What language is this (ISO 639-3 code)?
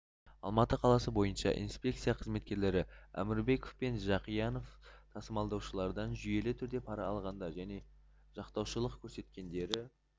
kaz